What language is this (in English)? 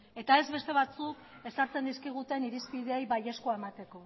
Basque